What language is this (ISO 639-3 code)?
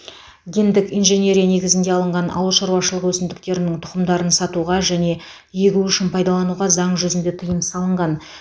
kaz